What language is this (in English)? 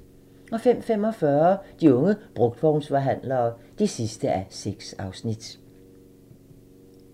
Danish